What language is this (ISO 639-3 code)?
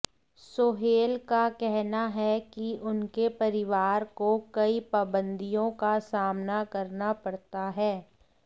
hin